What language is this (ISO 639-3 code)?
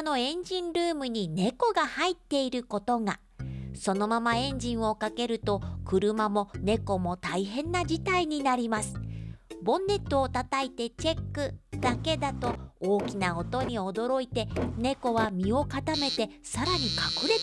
jpn